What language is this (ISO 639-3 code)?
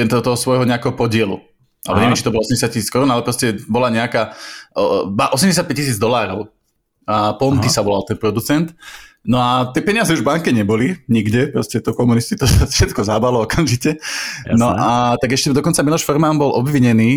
slk